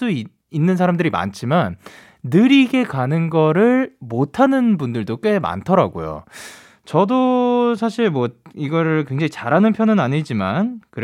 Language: Korean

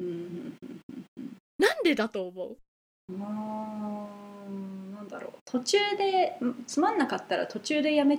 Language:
Japanese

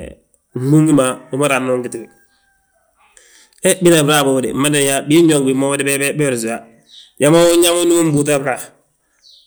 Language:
Balanta-Ganja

